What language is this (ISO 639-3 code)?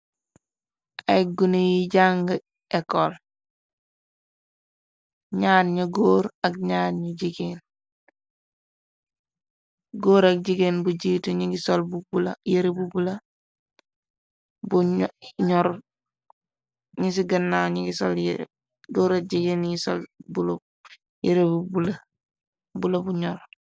wol